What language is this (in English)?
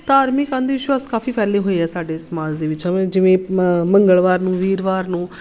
Punjabi